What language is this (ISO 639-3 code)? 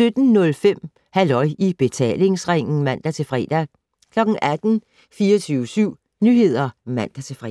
dan